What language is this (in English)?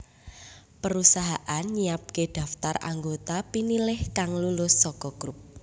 Javanese